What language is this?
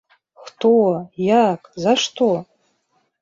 Belarusian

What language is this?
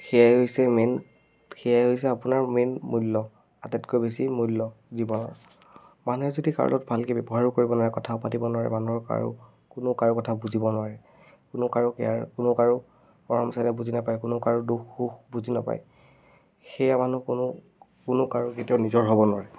Assamese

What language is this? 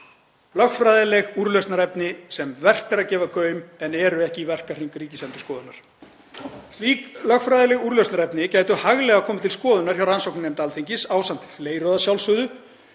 Icelandic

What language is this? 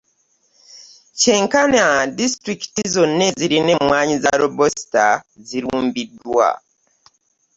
Ganda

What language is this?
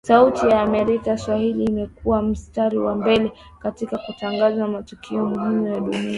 Swahili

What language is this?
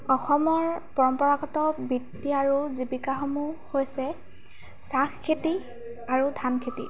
Assamese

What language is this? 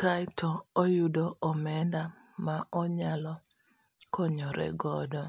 Luo (Kenya and Tanzania)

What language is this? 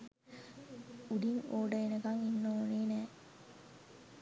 Sinhala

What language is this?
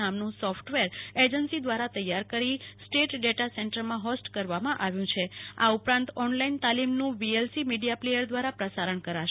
Gujarati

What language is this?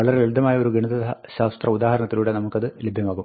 Malayalam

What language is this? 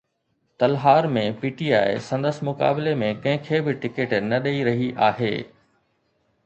Sindhi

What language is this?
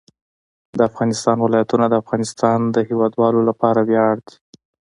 Pashto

